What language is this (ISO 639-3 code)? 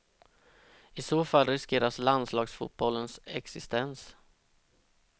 swe